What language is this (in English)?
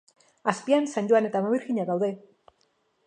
Basque